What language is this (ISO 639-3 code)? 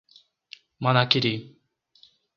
por